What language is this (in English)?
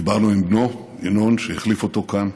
Hebrew